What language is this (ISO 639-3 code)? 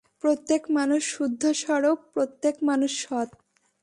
ben